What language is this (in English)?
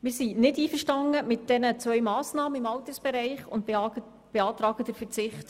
Swiss German